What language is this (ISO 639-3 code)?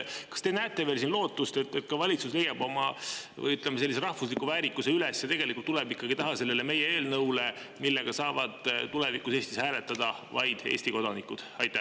est